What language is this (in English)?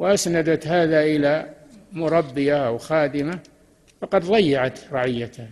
Arabic